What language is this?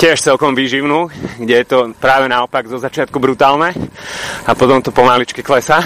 Slovak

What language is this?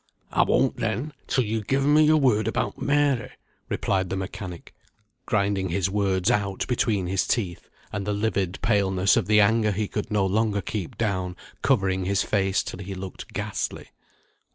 English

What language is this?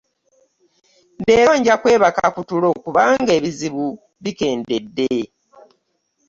Ganda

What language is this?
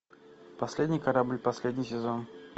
Russian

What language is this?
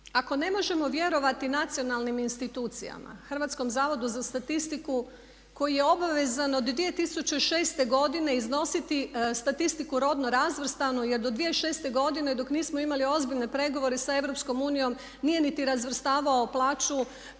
Croatian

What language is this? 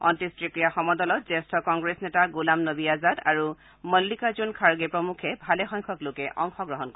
Assamese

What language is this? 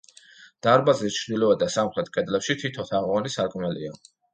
Georgian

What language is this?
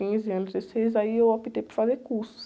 Portuguese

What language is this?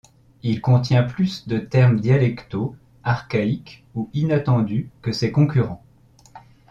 French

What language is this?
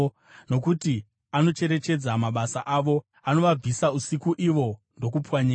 Shona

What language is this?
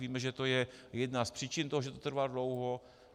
Czech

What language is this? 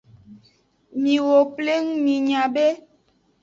Aja (Benin)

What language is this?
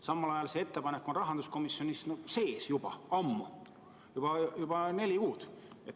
Estonian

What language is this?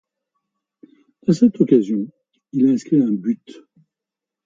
French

